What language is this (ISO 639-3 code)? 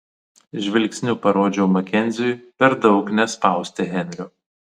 lit